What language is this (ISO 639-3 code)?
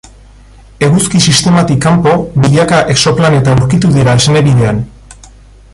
eus